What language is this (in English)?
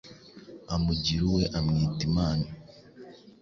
Kinyarwanda